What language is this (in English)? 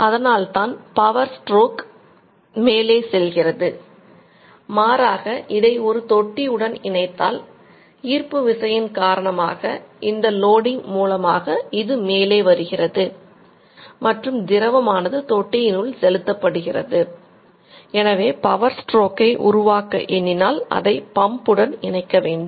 Tamil